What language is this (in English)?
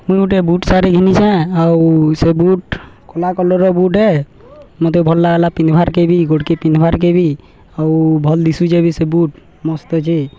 Odia